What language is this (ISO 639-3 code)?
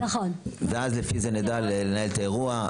heb